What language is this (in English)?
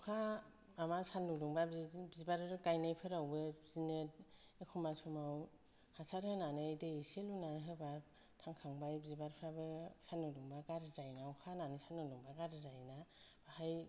Bodo